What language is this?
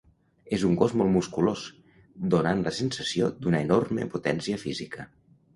Catalan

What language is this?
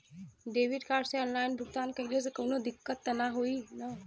Bhojpuri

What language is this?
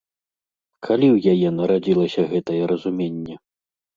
Belarusian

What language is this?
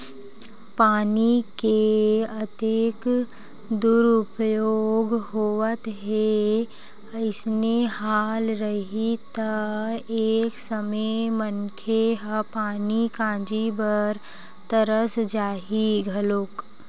Chhattisgarhi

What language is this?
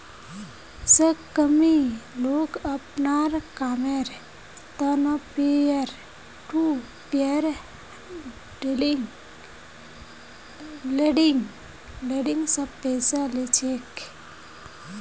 Magahi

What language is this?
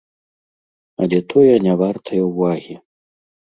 Belarusian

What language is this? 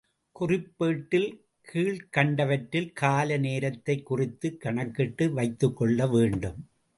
Tamil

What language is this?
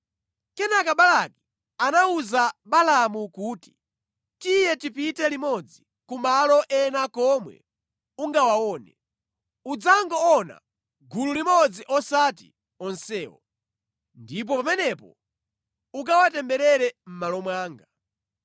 Nyanja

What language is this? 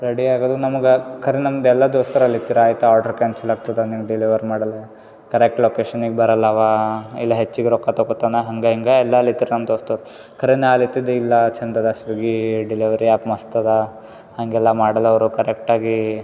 Kannada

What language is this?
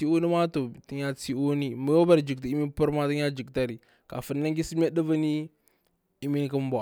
Bura-Pabir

